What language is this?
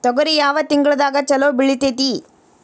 Kannada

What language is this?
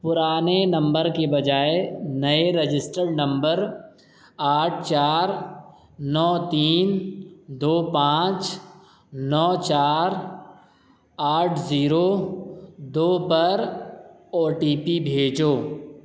Urdu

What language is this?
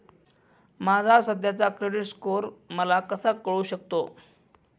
Marathi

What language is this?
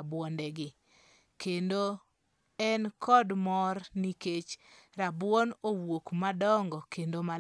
Luo (Kenya and Tanzania)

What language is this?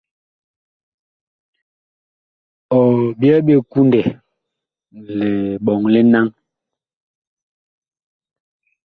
Bakoko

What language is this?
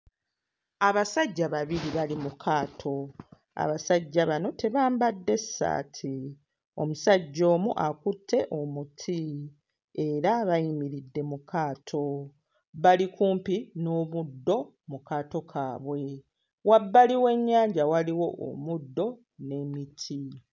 Ganda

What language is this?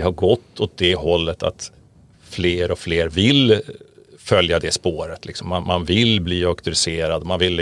Swedish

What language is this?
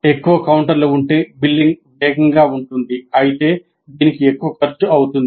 Telugu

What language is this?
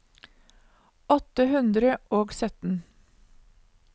Norwegian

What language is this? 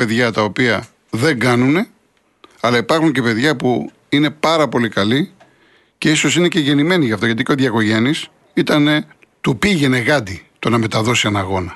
Greek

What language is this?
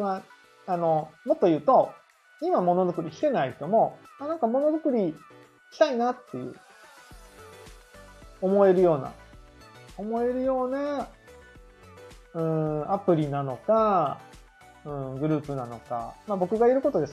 Japanese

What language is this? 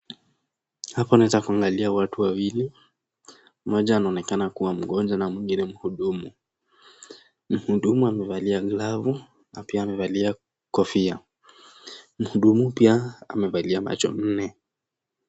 Swahili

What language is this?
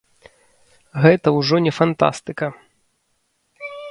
Belarusian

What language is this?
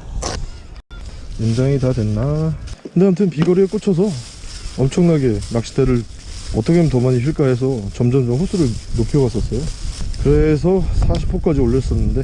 Korean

